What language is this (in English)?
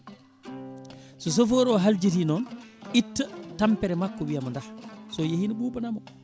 Fula